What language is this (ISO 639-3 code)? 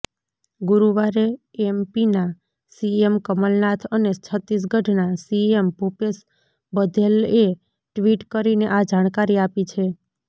guj